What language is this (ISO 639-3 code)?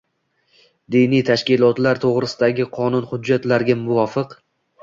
uzb